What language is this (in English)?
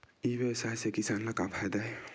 Chhattisgarhi